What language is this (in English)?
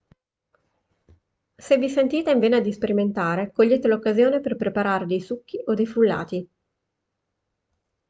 Italian